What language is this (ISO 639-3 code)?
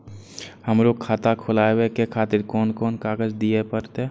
mai